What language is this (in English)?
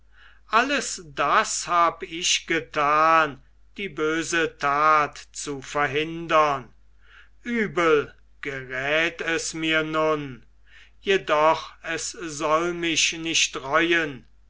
German